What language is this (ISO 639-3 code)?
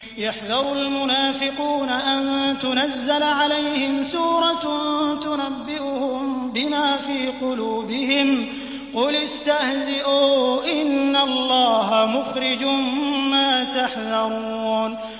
ara